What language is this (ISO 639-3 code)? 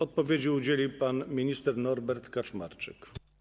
pol